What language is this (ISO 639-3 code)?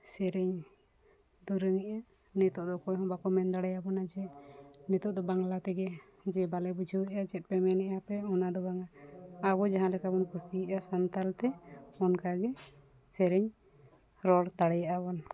sat